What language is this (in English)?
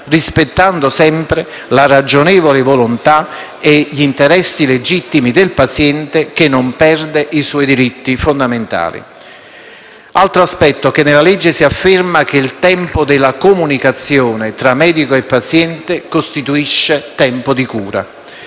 Italian